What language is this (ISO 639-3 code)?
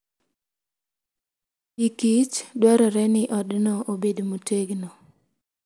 luo